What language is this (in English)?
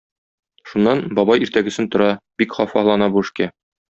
Tatar